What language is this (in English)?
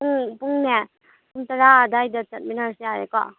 Manipuri